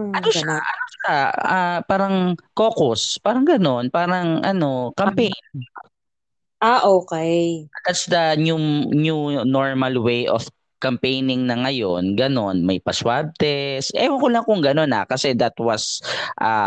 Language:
Filipino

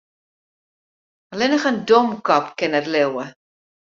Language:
Western Frisian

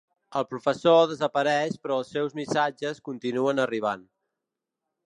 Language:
Catalan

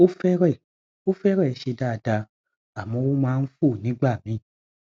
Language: Yoruba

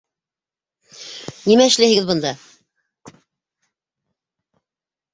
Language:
Bashkir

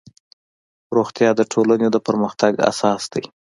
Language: Pashto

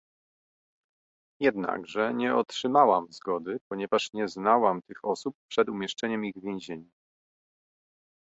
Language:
Polish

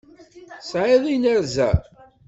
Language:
Kabyle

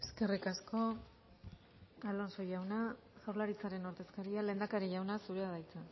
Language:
Basque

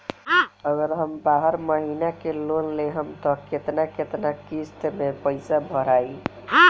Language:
Bhojpuri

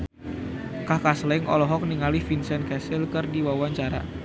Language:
Sundanese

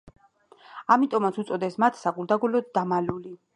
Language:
Georgian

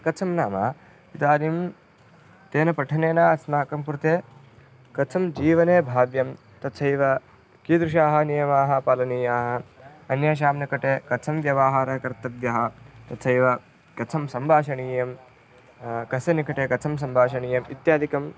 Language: Sanskrit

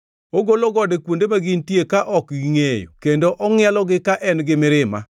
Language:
Luo (Kenya and Tanzania)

